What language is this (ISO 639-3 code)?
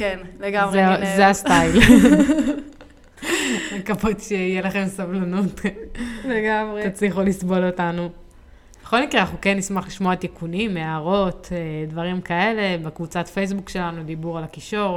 heb